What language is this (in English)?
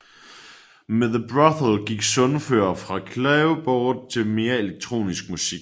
Danish